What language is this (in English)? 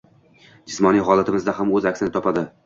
Uzbek